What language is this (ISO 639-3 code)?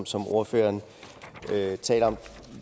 dan